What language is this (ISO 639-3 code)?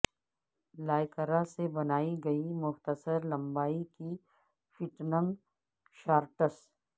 urd